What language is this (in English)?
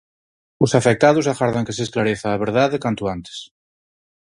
Galician